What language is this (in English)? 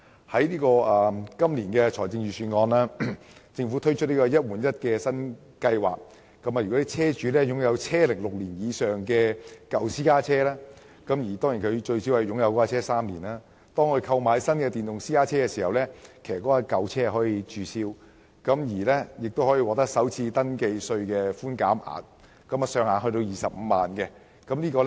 Cantonese